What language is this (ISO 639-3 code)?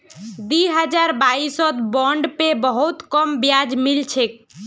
mag